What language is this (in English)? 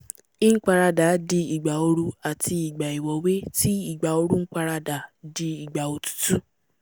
Yoruba